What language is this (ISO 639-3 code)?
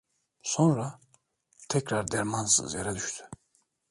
tur